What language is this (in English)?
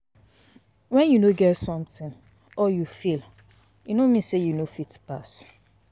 Nigerian Pidgin